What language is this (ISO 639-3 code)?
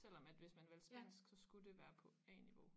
dan